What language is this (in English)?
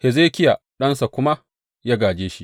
Hausa